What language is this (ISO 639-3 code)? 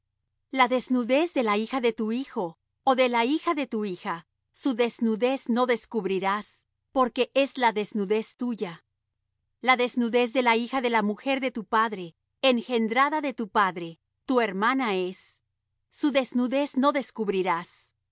spa